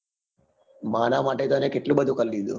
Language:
Gujarati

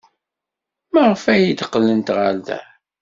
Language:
Kabyle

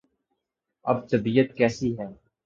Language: Urdu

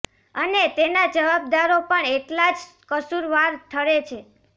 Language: Gujarati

